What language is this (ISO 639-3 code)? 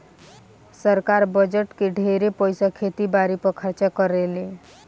bho